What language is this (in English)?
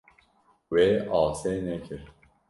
Kurdish